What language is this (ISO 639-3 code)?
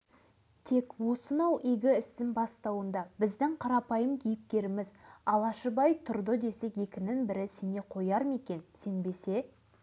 kaz